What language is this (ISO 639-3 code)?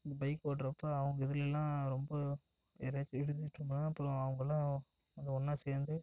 tam